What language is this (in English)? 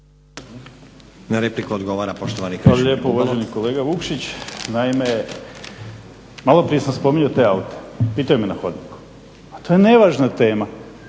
Croatian